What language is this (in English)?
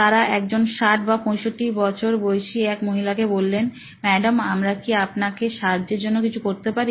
Bangla